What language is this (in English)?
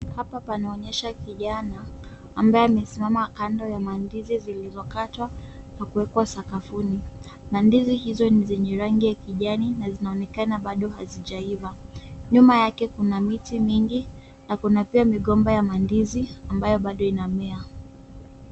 Swahili